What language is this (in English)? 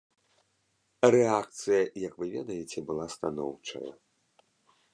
Belarusian